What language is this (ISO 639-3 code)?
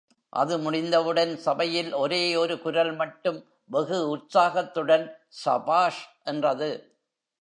tam